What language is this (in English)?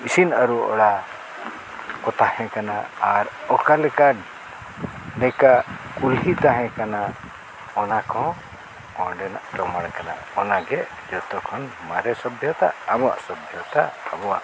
Santali